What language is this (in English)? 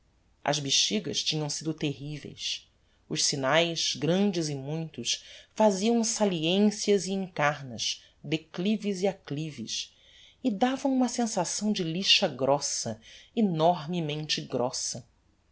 Portuguese